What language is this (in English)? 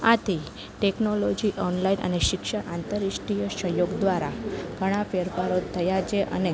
Gujarati